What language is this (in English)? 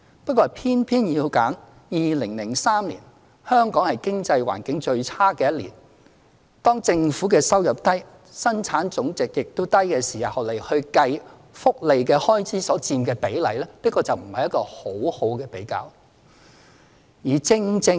Cantonese